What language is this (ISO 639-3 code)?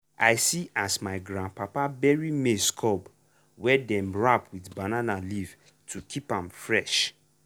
pcm